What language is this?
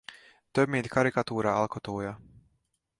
Hungarian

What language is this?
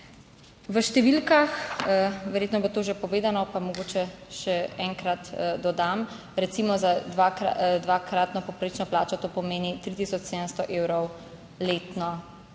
Slovenian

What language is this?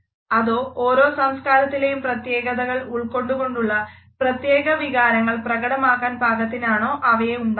Malayalam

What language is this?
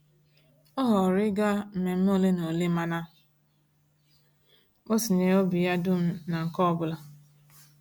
Igbo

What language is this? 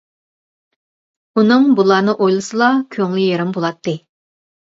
Uyghur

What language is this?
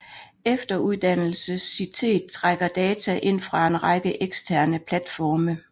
Danish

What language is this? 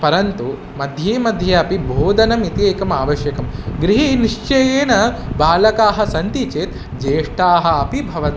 Sanskrit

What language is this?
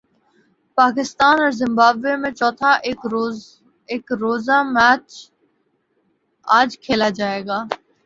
Urdu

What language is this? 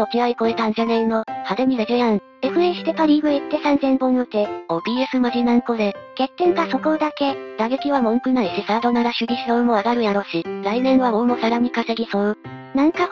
Japanese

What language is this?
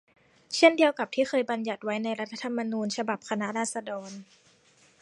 Thai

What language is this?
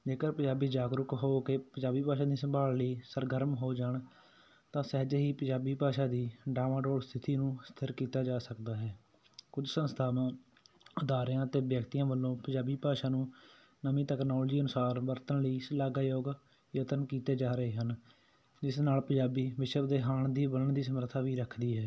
Punjabi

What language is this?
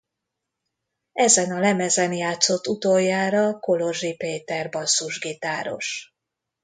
Hungarian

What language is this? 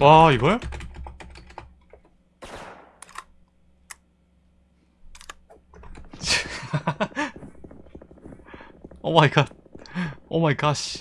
Korean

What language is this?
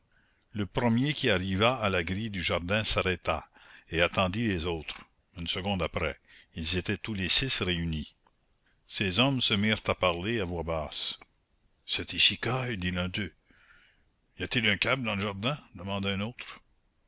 French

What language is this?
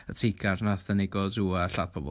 Welsh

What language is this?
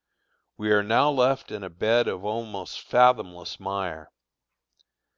English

